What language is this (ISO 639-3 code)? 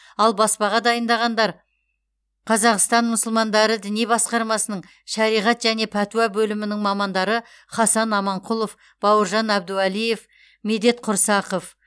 kaz